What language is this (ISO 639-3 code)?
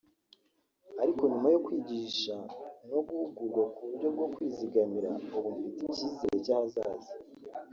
kin